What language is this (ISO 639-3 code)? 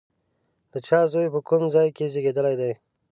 pus